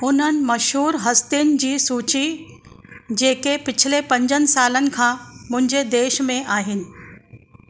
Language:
Sindhi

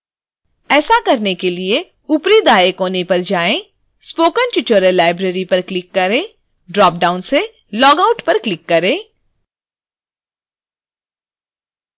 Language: Hindi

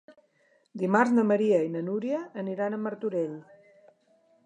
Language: Catalan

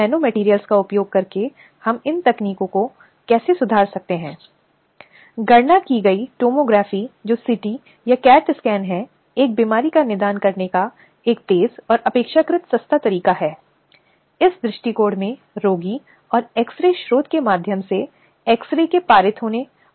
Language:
Hindi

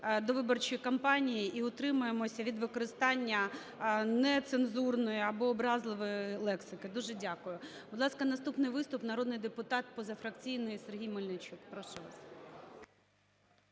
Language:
Ukrainian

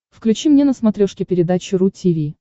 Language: Russian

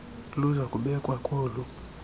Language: Xhosa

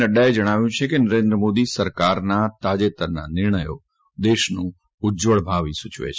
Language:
Gujarati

